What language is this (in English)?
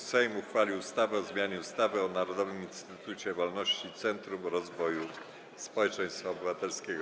Polish